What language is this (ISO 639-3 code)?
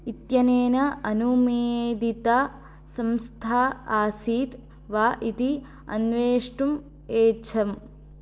san